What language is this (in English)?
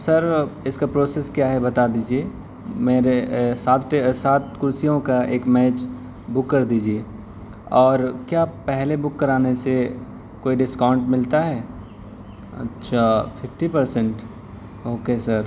Urdu